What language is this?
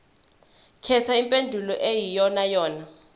Zulu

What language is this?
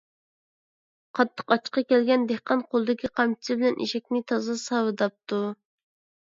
Uyghur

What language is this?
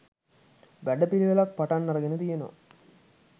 Sinhala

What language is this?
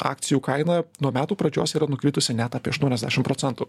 Lithuanian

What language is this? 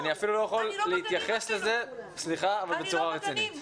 Hebrew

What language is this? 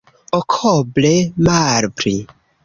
Esperanto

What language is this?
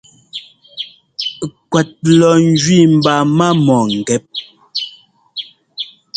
Ngomba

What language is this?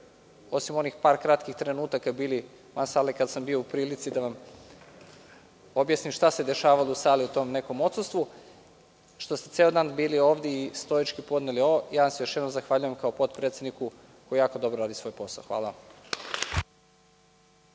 Serbian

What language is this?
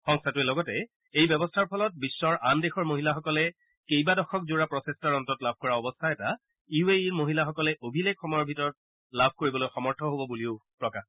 Assamese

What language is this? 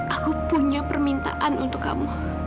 Indonesian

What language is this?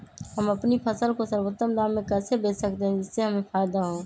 Magahi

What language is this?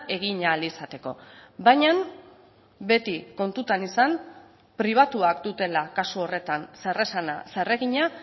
Basque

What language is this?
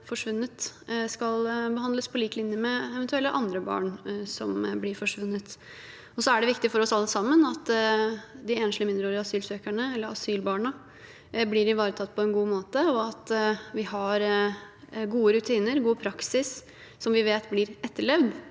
Norwegian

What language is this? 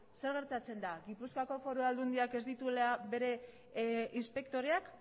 Basque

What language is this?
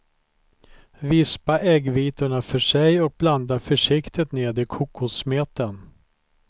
Swedish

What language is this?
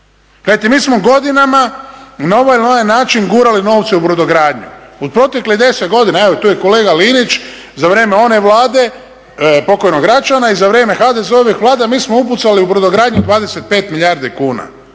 Croatian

